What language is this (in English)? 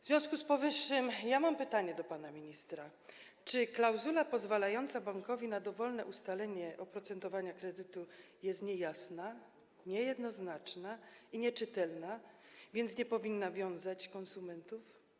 Polish